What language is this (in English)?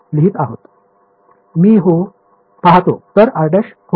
Marathi